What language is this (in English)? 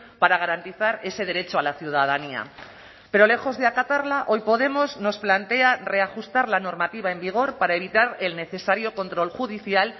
Spanish